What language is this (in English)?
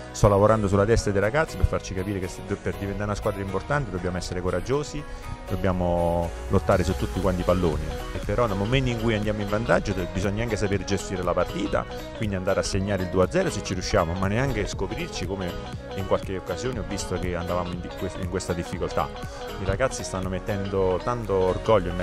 Italian